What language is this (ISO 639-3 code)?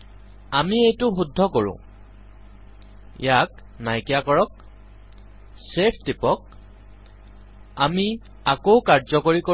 asm